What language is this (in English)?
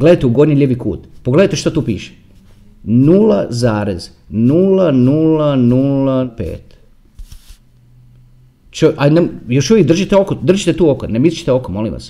Croatian